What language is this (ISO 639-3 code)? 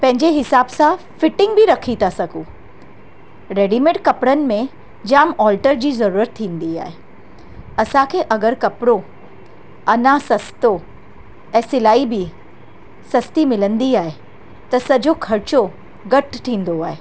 snd